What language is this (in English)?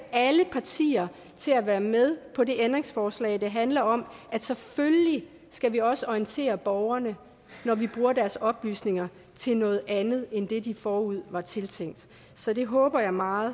Danish